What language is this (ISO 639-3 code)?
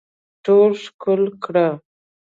pus